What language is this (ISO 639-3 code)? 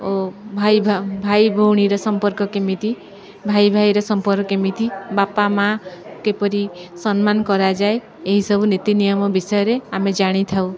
ori